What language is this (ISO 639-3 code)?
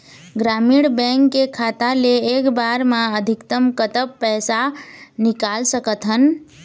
hne